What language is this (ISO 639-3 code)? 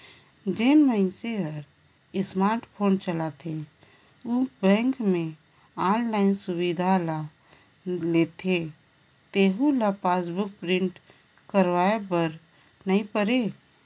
hne